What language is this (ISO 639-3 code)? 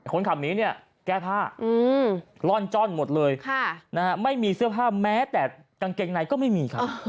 tha